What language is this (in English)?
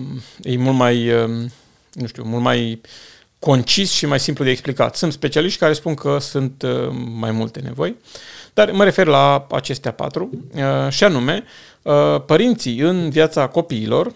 Romanian